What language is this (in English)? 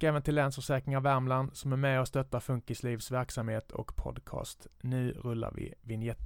Swedish